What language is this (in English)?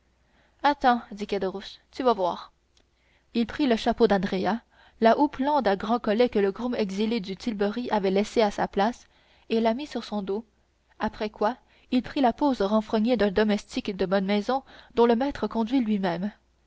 French